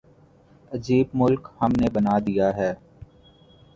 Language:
Urdu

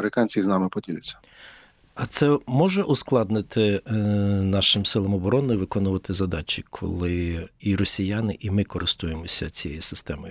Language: Ukrainian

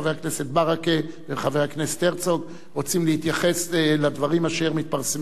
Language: Hebrew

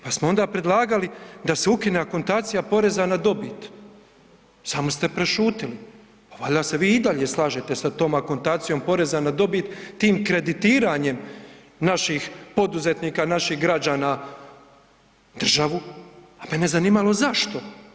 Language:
Croatian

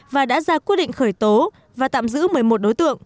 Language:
Vietnamese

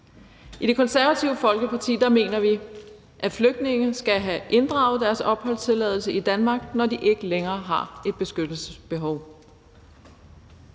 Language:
Danish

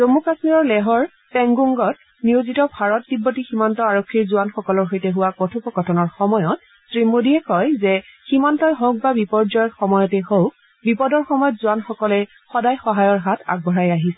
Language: Assamese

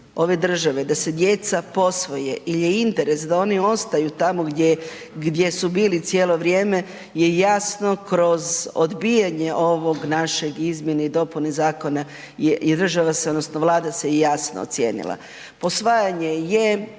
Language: Croatian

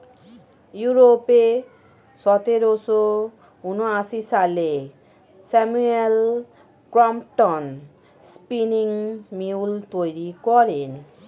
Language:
Bangla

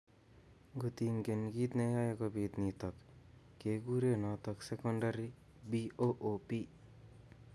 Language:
Kalenjin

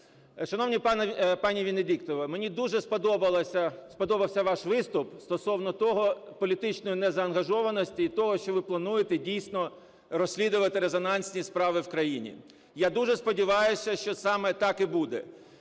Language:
Ukrainian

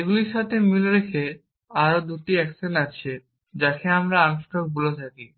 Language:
Bangla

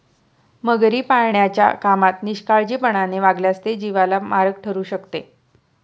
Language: Marathi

